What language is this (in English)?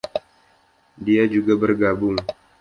Indonesian